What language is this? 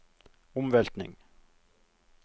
Norwegian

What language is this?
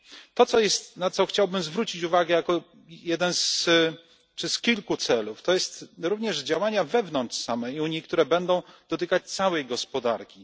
Polish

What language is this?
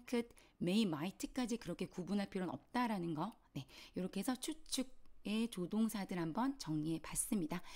Korean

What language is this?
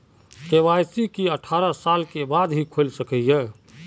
Magahi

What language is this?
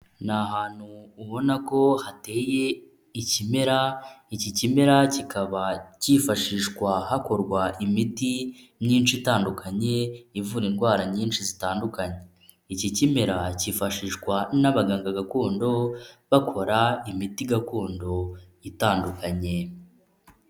Kinyarwanda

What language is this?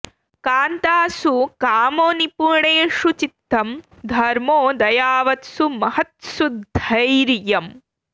Sanskrit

